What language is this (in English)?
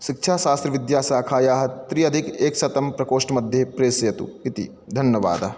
Sanskrit